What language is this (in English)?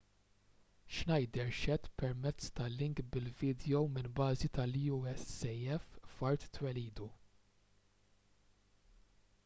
Maltese